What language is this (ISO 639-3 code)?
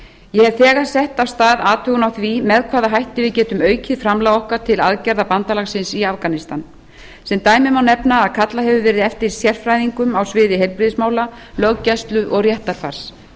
isl